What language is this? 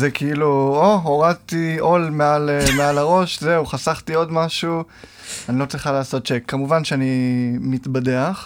Hebrew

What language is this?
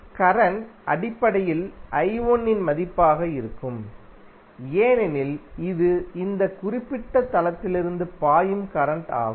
Tamil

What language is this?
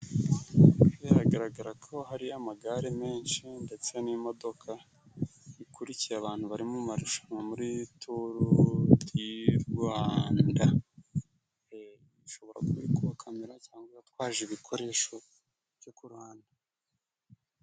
Kinyarwanda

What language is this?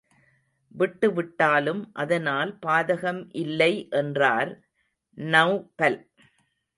Tamil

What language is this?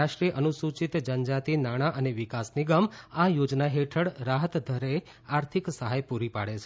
Gujarati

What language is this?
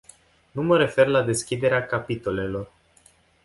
Romanian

